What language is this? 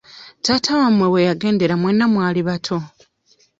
Ganda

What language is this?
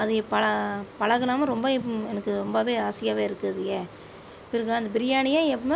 Tamil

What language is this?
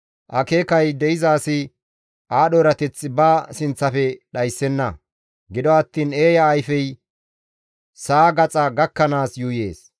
Gamo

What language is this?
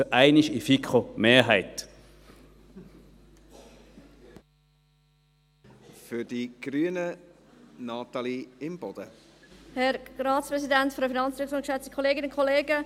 Swiss German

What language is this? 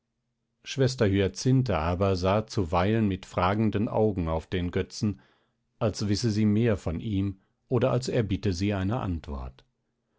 German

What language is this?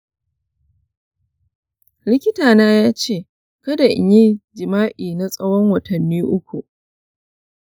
Hausa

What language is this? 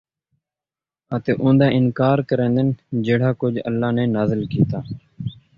Saraiki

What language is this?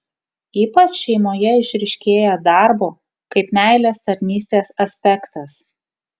Lithuanian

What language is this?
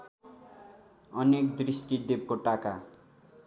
Nepali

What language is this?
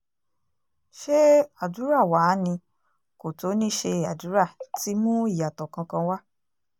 Yoruba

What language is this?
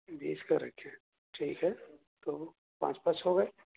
Urdu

